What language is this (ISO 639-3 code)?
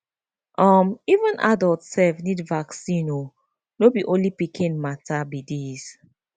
pcm